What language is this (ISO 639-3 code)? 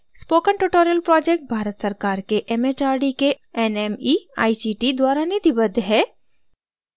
hin